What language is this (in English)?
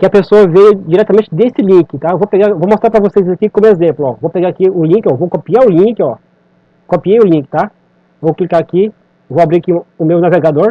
Portuguese